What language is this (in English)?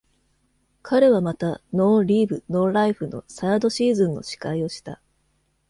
Japanese